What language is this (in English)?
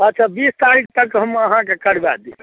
Maithili